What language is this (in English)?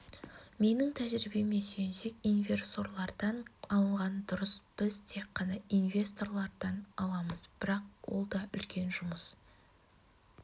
Kazakh